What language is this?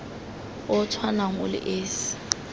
Tswana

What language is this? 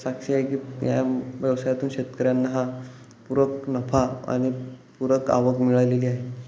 Marathi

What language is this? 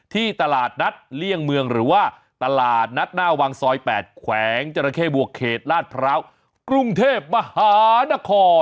Thai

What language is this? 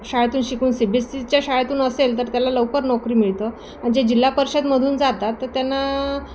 Marathi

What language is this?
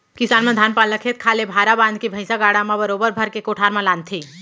Chhattisgarhi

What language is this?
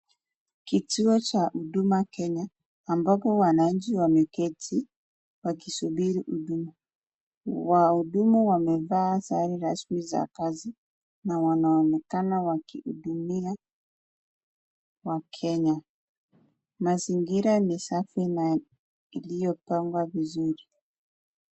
Swahili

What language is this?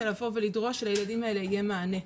Hebrew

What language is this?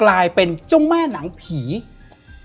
Thai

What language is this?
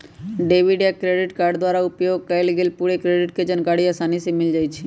Magahi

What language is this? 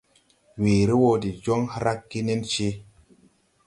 Tupuri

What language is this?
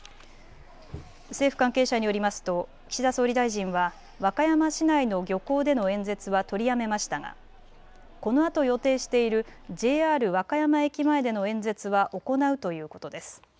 Japanese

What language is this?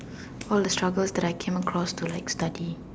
English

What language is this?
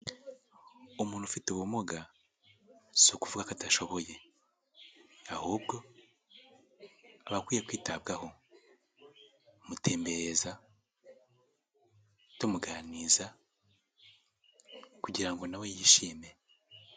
Kinyarwanda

